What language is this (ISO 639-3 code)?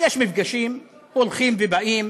heb